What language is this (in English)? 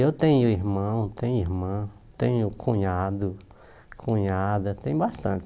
Portuguese